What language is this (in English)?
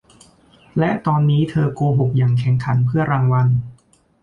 Thai